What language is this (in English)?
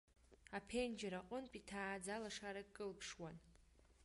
Abkhazian